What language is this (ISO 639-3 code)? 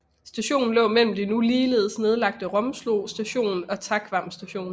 dan